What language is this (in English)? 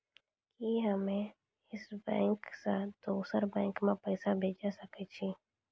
Maithili